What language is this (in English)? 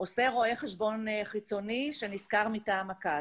Hebrew